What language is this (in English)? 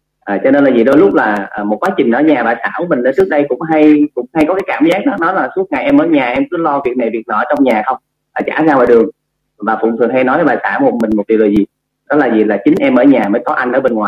Vietnamese